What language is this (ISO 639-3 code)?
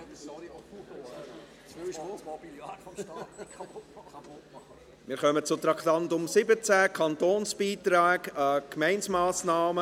gsw